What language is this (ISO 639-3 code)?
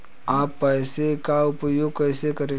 hin